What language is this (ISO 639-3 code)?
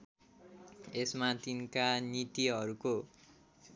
nep